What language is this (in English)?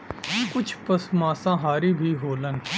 Bhojpuri